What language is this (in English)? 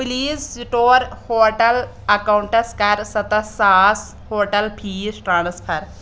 Kashmiri